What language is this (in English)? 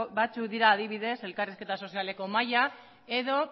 Basque